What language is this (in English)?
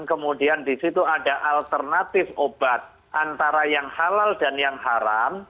Indonesian